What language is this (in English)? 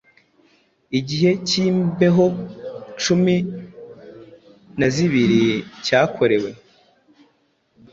Kinyarwanda